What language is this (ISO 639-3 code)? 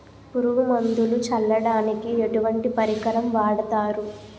tel